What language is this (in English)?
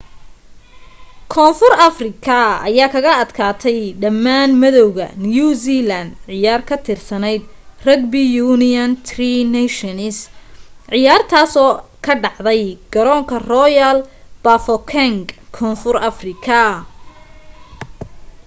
Somali